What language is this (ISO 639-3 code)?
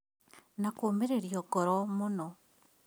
kik